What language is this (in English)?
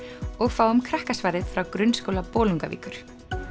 Icelandic